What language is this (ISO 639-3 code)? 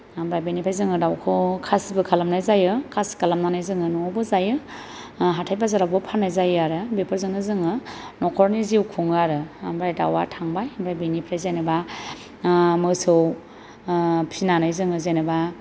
brx